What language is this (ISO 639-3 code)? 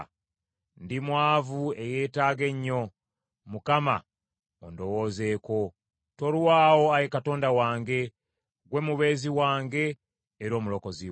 lug